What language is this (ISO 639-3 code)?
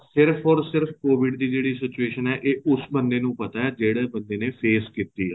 pan